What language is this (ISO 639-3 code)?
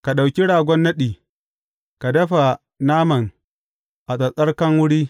hau